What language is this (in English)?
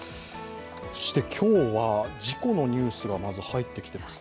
Japanese